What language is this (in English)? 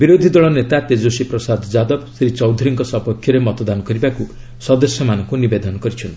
Odia